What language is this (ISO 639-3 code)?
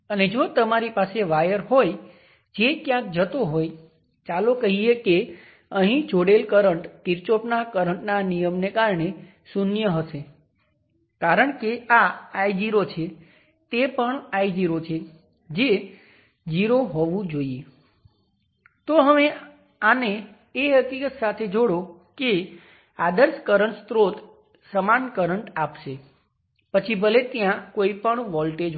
guj